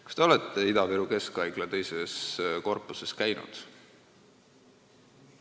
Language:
Estonian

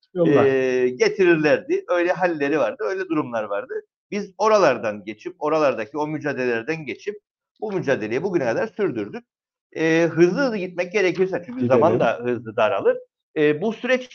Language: Turkish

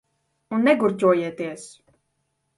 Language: Latvian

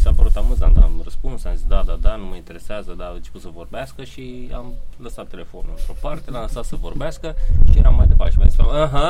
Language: Romanian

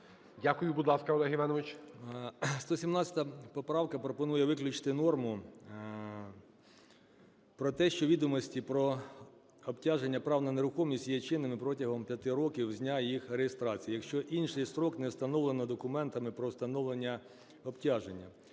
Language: Ukrainian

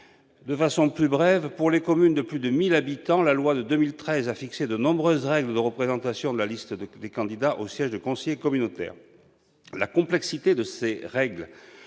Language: French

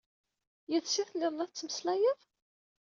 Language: Kabyle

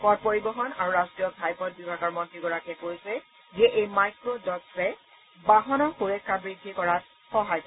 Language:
Assamese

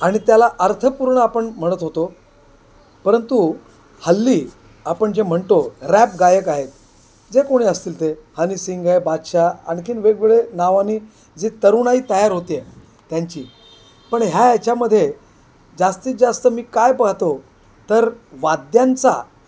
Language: Marathi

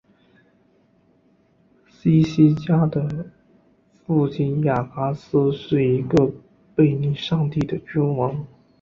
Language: Chinese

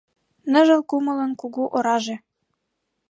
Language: Mari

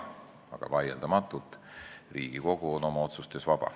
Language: Estonian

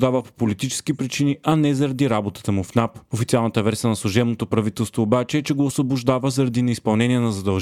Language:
Bulgarian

